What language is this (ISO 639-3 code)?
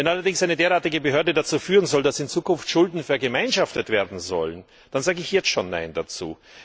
deu